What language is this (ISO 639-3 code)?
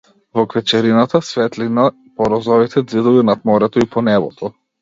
mkd